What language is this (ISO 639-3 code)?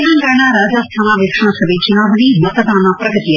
kan